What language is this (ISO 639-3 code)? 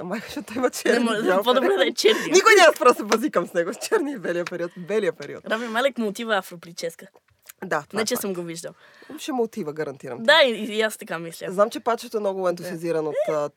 bul